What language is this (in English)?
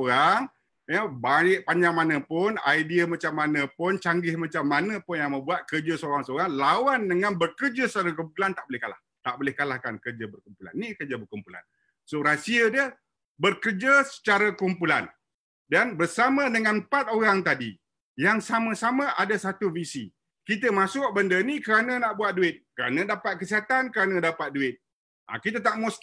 Malay